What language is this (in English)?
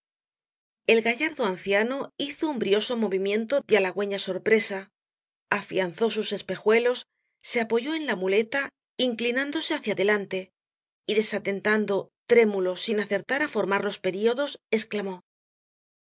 Spanish